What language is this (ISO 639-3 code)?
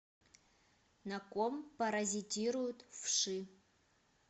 rus